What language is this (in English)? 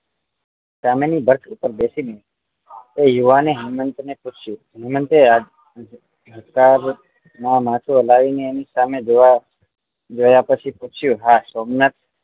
Gujarati